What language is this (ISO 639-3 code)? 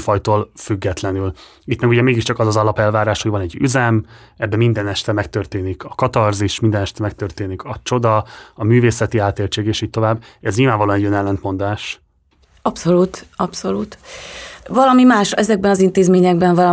hun